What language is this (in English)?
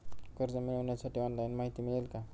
Marathi